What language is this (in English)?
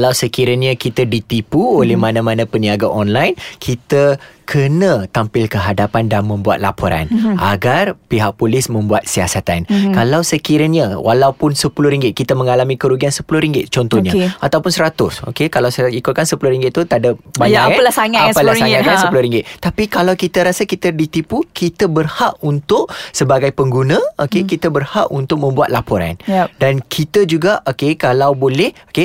Malay